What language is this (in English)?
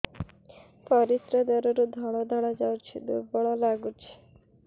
Odia